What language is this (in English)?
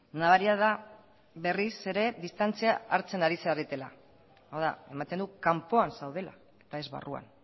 Basque